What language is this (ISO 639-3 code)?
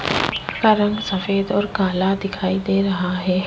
hin